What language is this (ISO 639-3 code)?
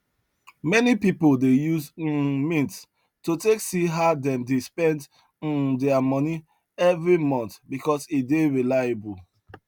pcm